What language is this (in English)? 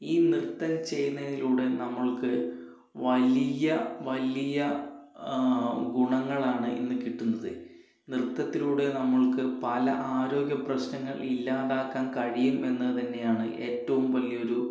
Malayalam